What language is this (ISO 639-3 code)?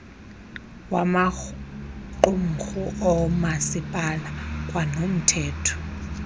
xho